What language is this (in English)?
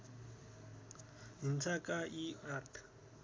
Nepali